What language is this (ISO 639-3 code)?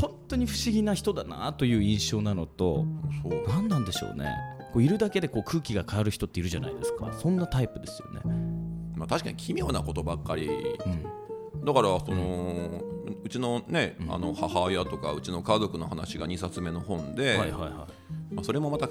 jpn